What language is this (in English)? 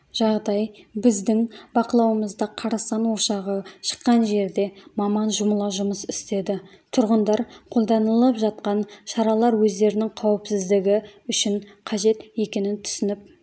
Kazakh